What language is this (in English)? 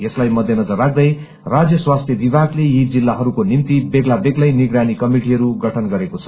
Nepali